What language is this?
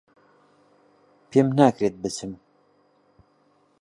Central Kurdish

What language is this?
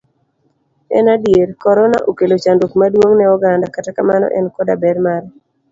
Luo (Kenya and Tanzania)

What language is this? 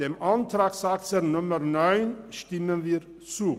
Swiss German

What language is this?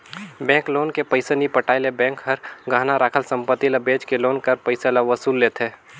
Chhattisgarhi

